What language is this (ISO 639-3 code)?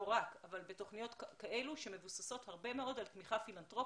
heb